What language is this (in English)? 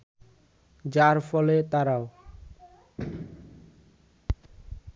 Bangla